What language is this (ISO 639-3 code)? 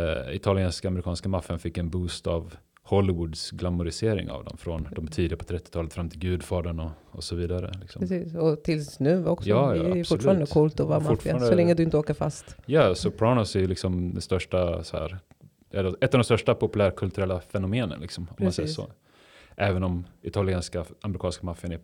swe